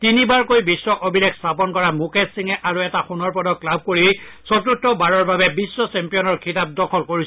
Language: Assamese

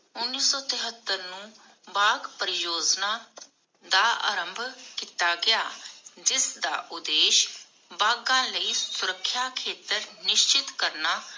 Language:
Punjabi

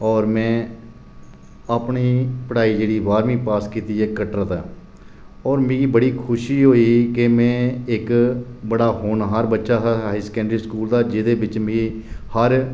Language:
Dogri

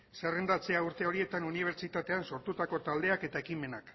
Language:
Basque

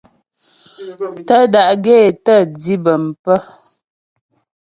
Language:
Ghomala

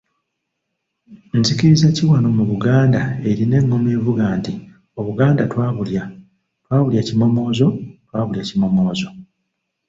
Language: Ganda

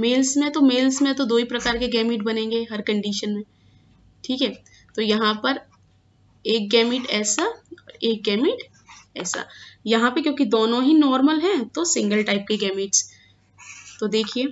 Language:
Hindi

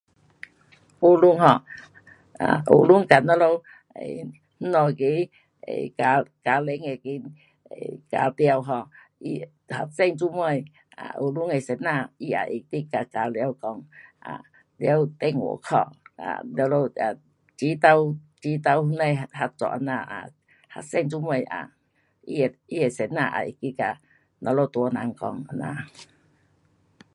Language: Pu-Xian Chinese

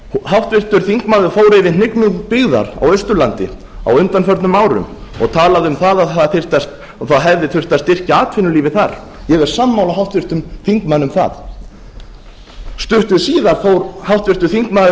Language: Icelandic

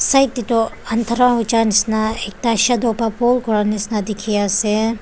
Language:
Naga Pidgin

